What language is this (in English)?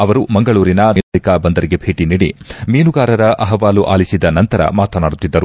Kannada